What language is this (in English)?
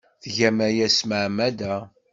Kabyle